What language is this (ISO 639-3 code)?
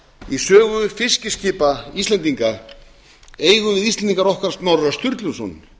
isl